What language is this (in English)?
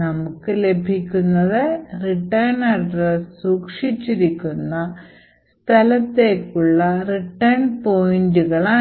Malayalam